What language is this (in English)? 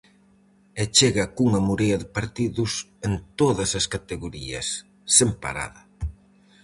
Galician